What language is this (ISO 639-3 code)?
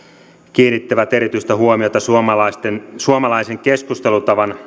fin